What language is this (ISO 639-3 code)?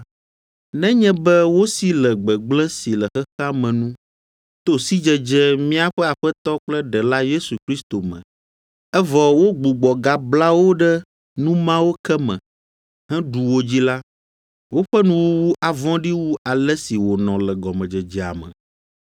ewe